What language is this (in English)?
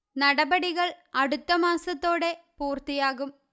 Malayalam